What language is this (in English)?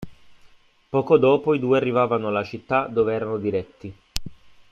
Italian